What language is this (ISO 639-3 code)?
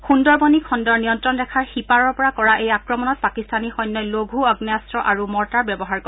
asm